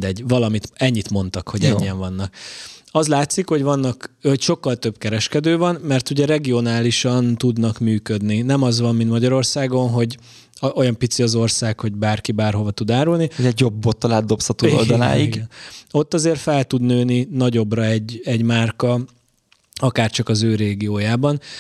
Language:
Hungarian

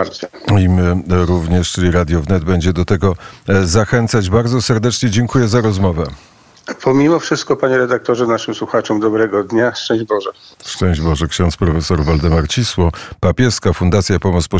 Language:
Polish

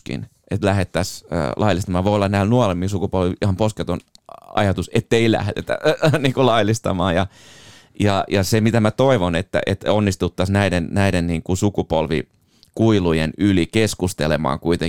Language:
Finnish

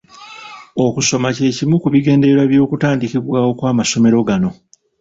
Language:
Ganda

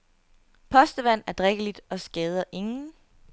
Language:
Danish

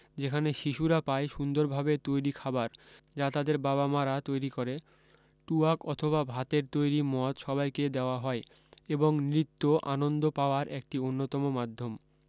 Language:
Bangla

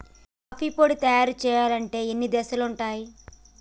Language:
Telugu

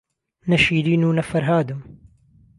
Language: Central Kurdish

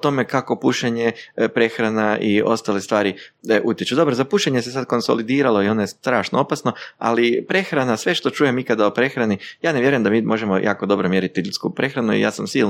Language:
Croatian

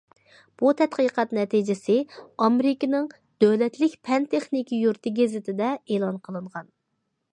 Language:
Uyghur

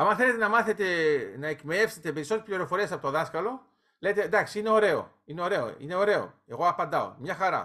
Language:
Greek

